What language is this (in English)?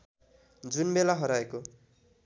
Nepali